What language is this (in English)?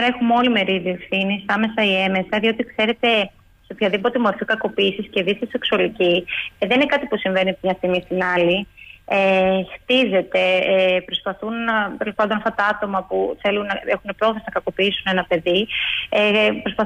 Greek